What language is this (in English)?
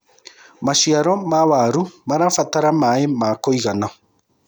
Kikuyu